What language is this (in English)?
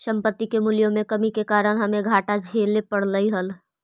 Magahi